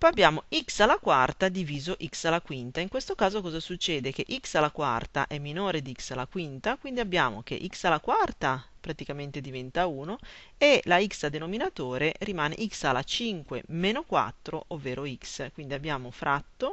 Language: Italian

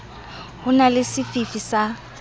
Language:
Southern Sotho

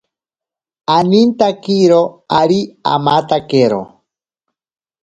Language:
Ashéninka Perené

